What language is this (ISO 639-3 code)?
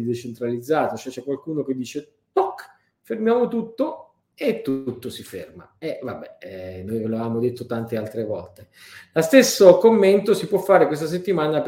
ita